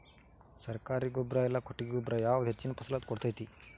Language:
Kannada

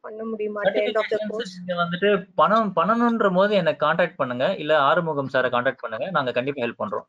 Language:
Tamil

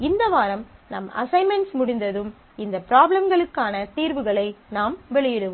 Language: Tamil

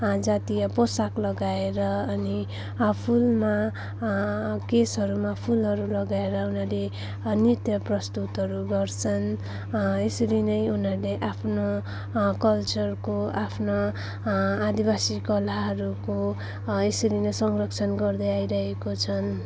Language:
Nepali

